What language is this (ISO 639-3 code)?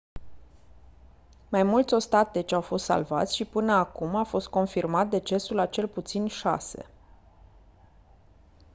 ron